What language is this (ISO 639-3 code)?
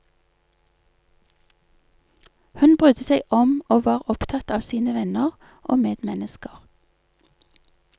nor